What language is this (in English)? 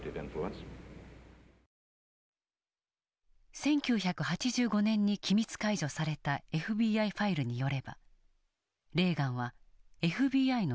Japanese